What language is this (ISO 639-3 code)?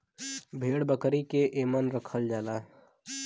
bho